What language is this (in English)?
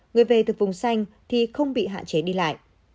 Vietnamese